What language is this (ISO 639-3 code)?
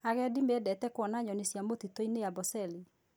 kik